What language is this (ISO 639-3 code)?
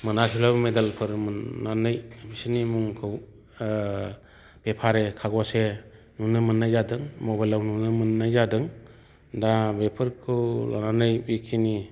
brx